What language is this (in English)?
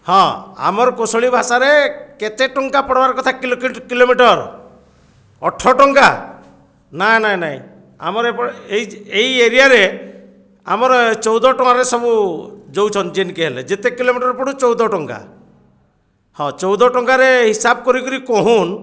Odia